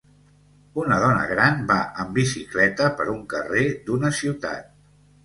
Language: Catalan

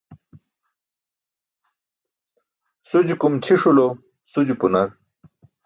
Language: Burushaski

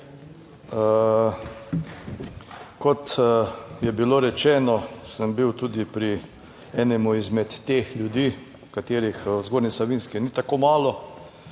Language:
Slovenian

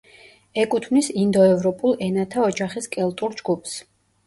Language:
Georgian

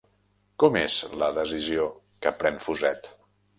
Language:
Catalan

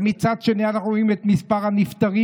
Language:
Hebrew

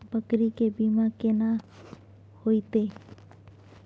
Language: Maithili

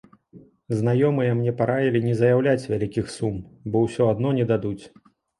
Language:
Belarusian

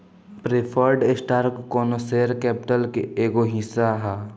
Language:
Bhojpuri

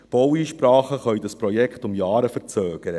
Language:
Swiss German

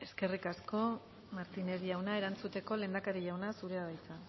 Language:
Basque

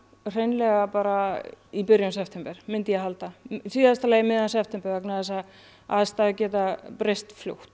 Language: Icelandic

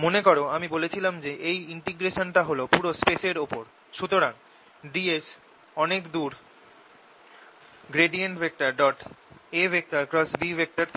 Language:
Bangla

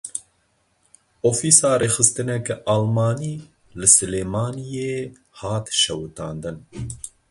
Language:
Kurdish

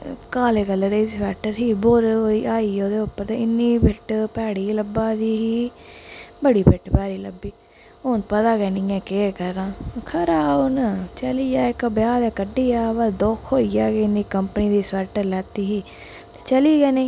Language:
Dogri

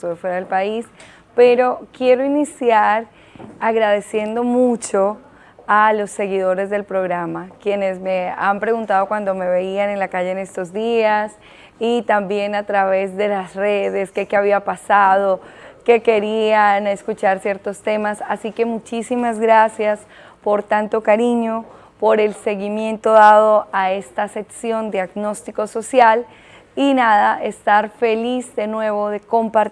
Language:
Spanish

